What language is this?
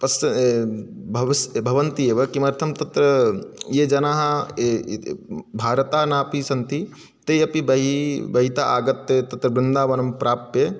Sanskrit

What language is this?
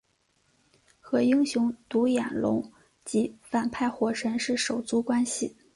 Chinese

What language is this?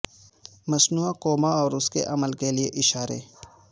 Urdu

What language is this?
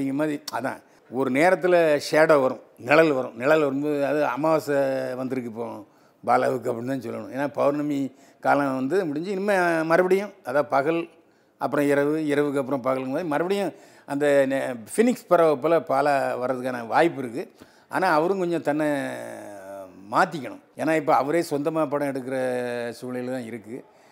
Tamil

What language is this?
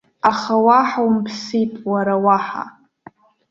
Abkhazian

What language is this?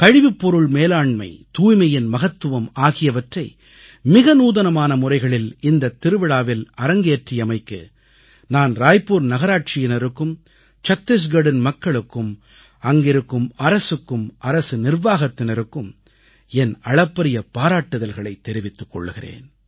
Tamil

